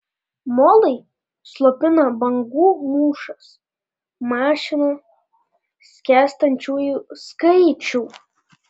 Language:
Lithuanian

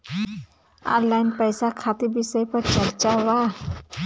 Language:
Bhojpuri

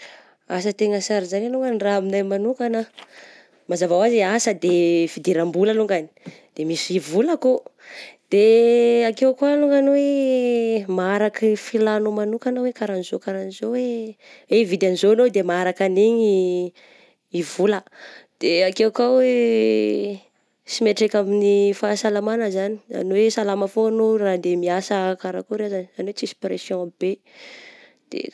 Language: Southern Betsimisaraka Malagasy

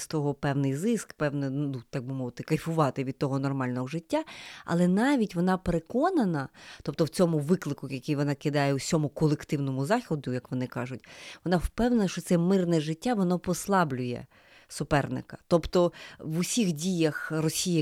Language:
Ukrainian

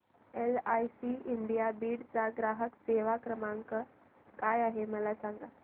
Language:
Marathi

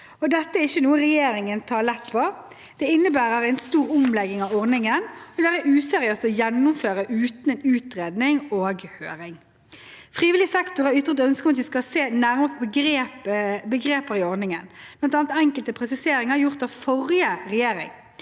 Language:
Norwegian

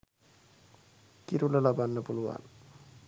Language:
Sinhala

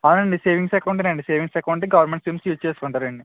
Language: Telugu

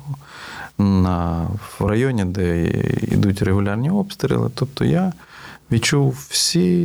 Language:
Ukrainian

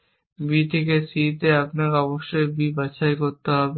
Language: Bangla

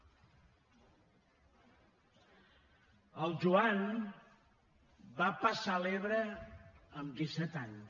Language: Catalan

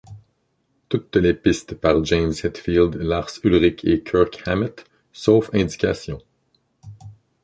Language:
French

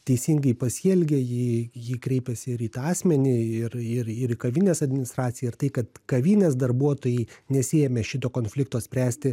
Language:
Lithuanian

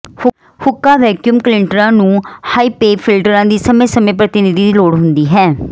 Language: Punjabi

